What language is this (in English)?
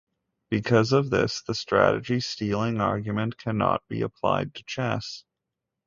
English